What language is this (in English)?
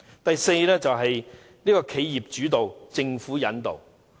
Cantonese